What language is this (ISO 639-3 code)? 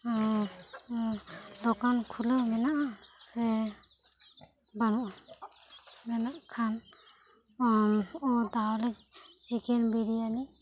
sat